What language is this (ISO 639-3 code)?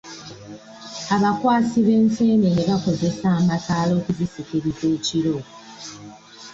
lug